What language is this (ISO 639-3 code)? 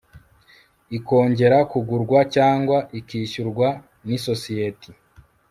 kin